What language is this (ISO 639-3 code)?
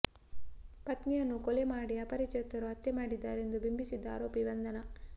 kan